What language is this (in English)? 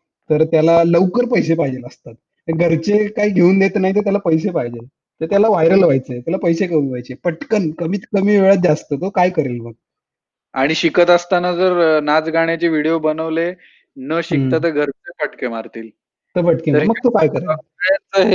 Marathi